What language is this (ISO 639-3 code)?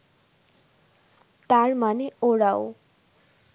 ben